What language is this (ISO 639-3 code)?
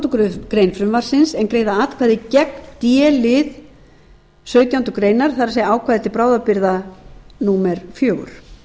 isl